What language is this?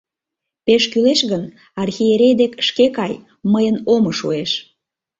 Mari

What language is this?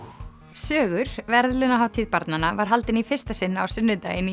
Icelandic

